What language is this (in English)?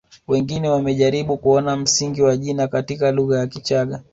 Swahili